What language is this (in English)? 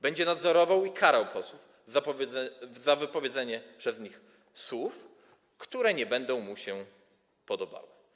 Polish